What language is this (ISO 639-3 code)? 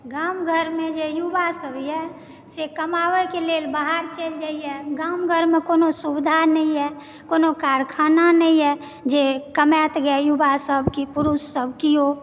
mai